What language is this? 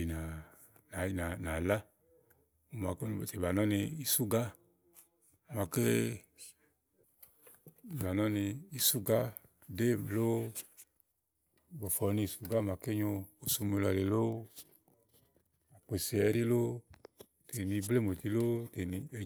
Igo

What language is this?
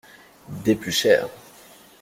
French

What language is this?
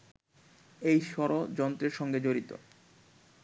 Bangla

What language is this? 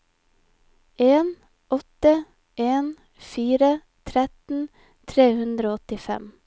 Norwegian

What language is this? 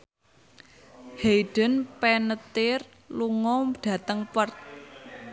Javanese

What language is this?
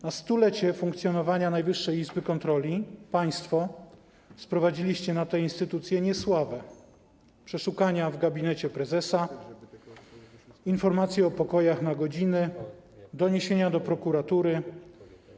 Polish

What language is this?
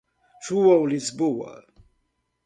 Portuguese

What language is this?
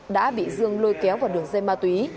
Vietnamese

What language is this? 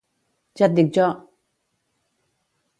Catalan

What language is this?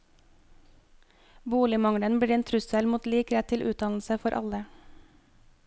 Norwegian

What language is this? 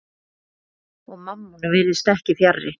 Icelandic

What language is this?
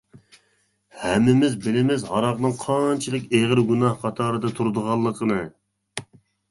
Uyghur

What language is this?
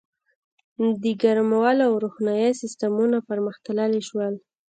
Pashto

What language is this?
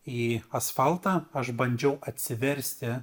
Lithuanian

